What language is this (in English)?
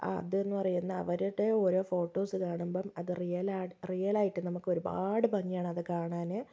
Malayalam